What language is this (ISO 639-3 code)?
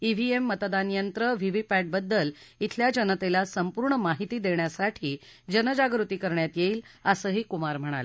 mar